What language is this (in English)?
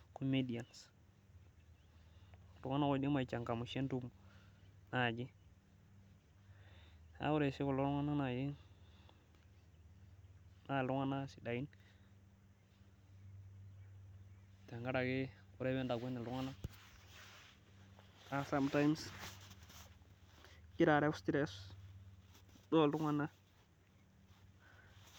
Masai